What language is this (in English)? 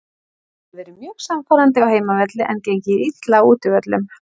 Icelandic